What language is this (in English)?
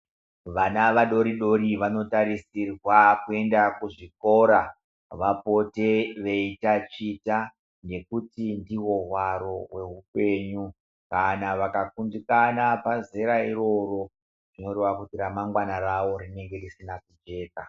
Ndau